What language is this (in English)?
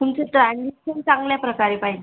Marathi